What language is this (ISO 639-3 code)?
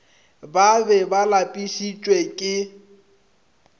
nso